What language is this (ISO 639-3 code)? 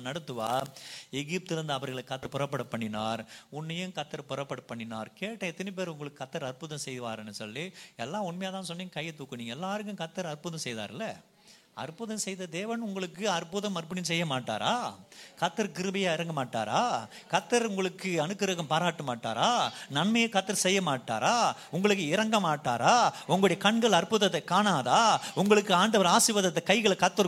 tam